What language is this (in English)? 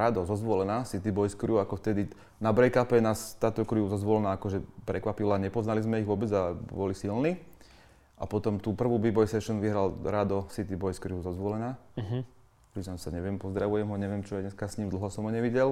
Slovak